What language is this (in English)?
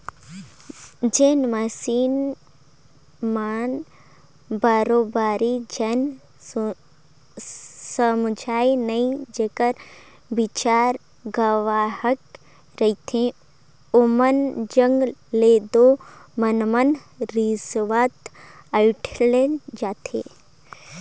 Chhattisgarhi